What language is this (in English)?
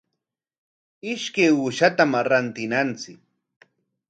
Corongo Ancash Quechua